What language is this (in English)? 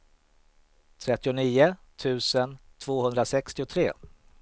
Swedish